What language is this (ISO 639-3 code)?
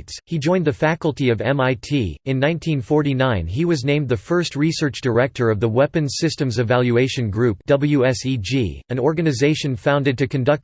eng